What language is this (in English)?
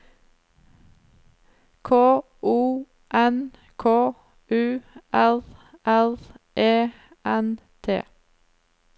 Norwegian